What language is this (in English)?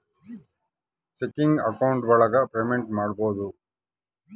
Kannada